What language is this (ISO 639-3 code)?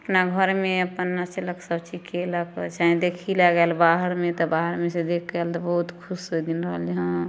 mai